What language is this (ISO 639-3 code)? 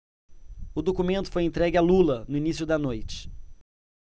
por